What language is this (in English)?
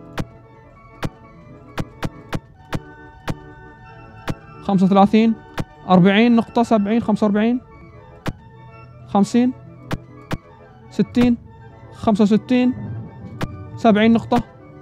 Arabic